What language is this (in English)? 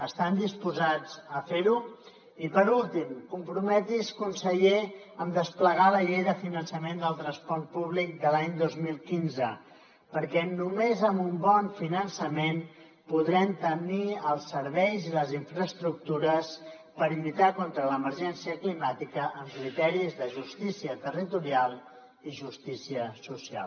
Catalan